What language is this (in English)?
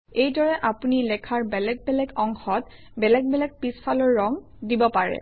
Assamese